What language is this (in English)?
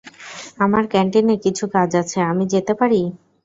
Bangla